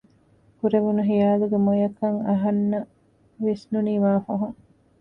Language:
Divehi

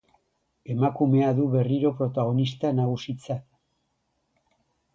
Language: Basque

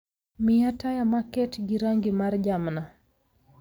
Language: Luo (Kenya and Tanzania)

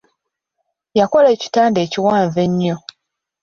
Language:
Ganda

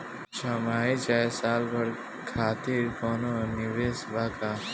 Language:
Bhojpuri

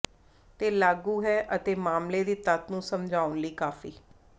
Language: Punjabi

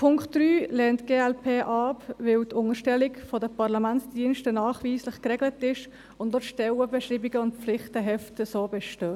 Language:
Swiss German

